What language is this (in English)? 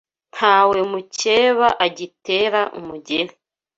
Kinyarwanda